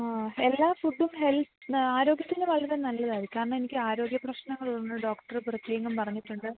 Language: Malayalam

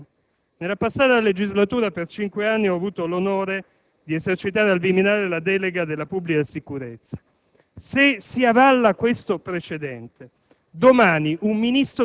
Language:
Italian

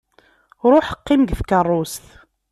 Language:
Kabyle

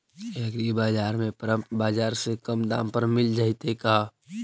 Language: Magahi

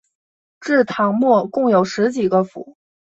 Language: Chinese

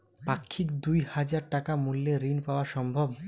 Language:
Bangla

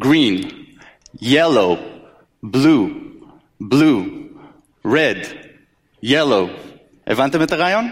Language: Hebrew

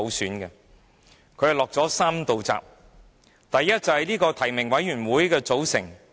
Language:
Cantonese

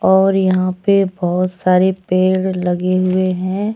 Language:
Hindi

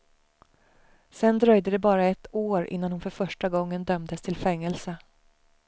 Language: Swedish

